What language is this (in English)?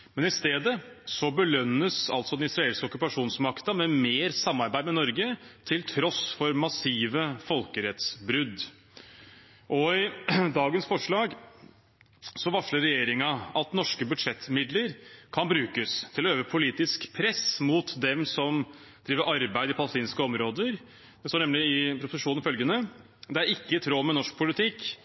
Norwegian Bokmål